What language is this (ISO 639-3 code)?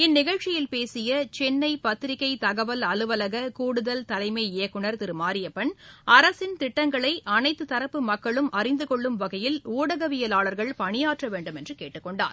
tam